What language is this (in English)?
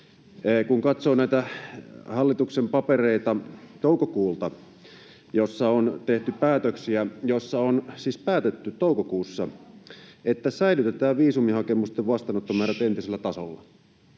Finnish